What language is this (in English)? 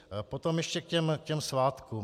Czech